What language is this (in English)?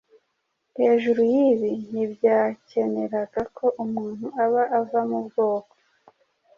Kinyarwanda